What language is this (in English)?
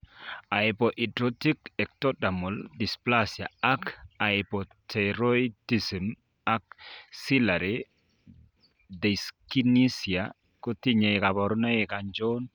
Kalenjin